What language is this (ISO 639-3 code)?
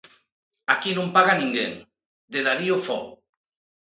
glg